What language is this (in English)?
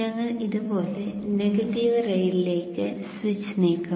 Malayalam